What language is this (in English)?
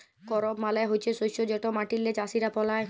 Bangla